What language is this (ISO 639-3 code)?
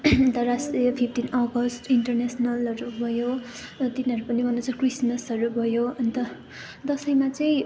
nep